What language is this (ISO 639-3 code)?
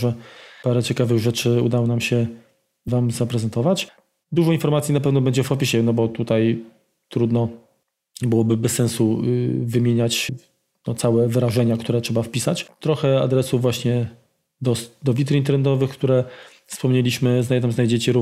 pol